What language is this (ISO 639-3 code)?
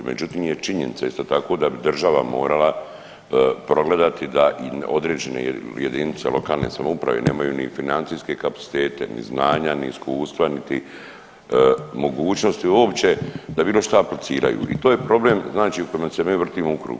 hrv